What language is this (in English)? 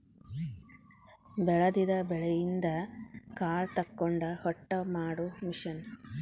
Kannada